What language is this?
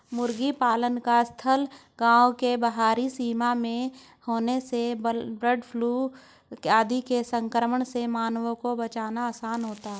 Hindi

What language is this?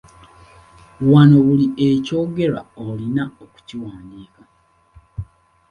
Ganda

